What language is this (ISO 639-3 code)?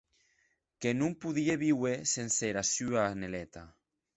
oci